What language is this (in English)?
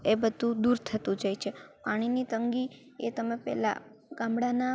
Gujarati